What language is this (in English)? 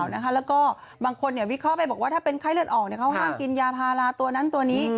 Thai